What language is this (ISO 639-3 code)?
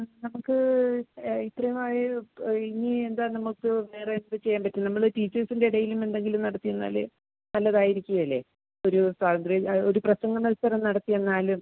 mal